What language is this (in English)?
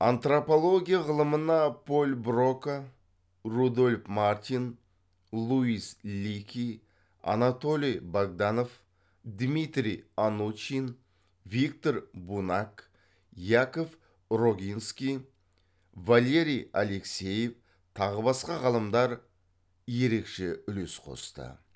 Kazakh